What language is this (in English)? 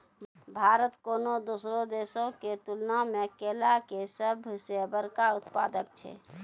Maithili